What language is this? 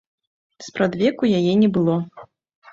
Belarusian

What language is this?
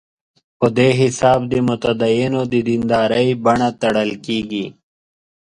Pashto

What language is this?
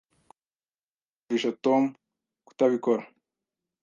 Kinyarwanda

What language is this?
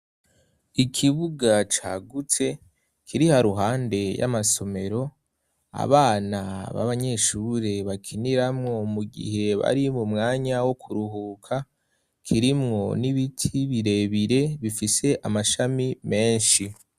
Rundi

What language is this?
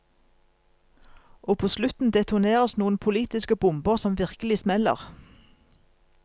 Norwegian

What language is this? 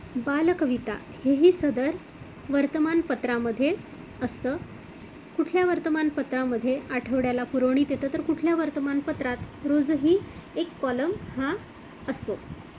Marathi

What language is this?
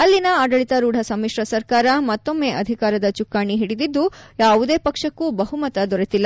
Kannada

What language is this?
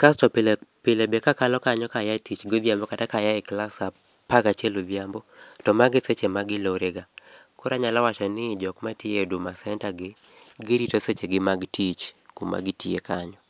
Luo (Kenya and Tanzania)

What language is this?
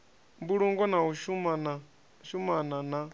Venda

